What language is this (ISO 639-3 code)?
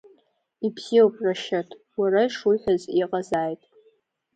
abk